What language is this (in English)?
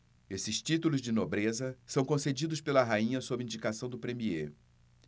Portuguese